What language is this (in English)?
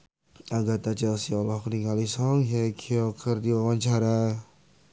Sundanese